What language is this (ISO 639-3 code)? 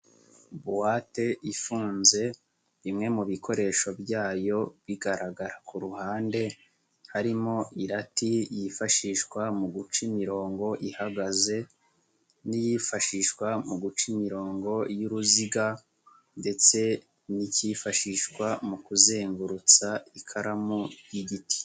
kin